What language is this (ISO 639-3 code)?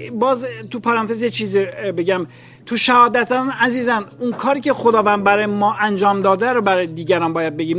fas